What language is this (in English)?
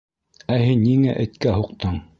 Bashkir